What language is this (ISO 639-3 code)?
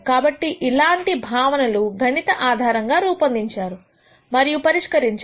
tel